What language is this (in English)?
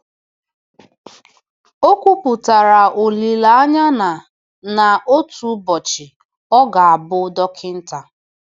Igbo